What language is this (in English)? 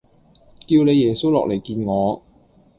Cantonese